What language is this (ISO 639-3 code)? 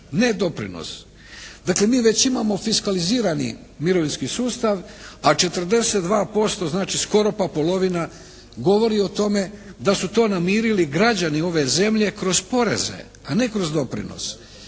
hrv